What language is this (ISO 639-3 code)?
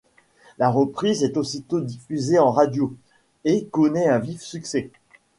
fra